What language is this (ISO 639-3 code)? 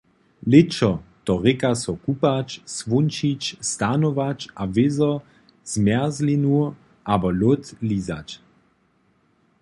hsb